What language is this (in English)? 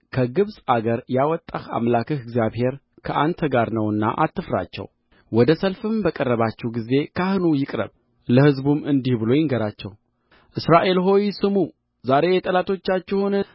Amharic